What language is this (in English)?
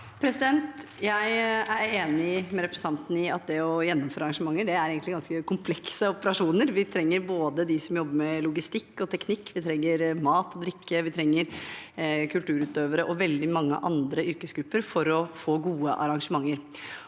Norwegian